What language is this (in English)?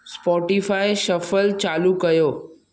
Sindhi